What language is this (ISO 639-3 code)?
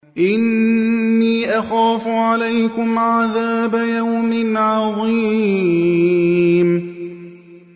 ara